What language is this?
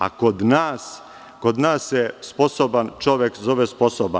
Serbian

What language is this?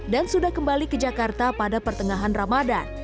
Indonesian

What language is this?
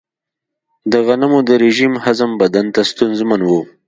Pashto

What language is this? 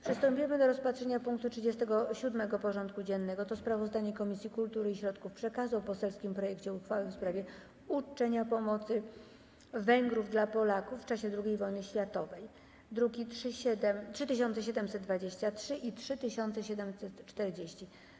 Polish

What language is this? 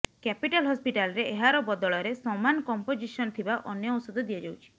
Odia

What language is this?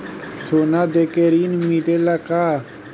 Bhojpuri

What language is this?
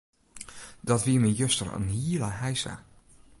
Western Frisian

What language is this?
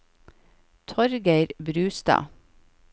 Norwegian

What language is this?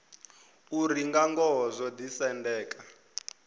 Venda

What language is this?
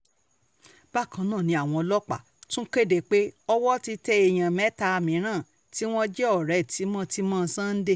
Yoruba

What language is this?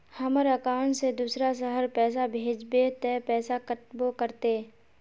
Magahi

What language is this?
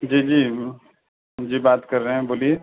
Urdu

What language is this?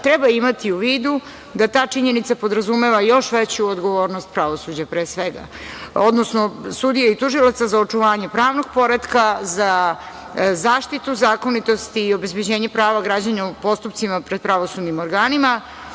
Serbian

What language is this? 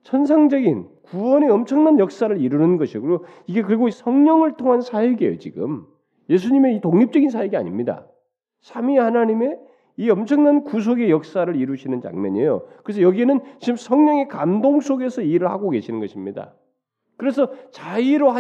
Korean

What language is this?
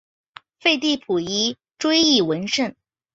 Chinese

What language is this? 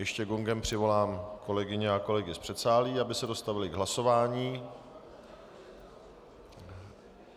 Czech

